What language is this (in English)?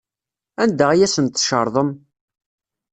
Kabyle